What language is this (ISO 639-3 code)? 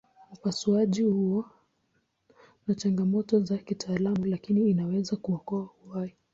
swa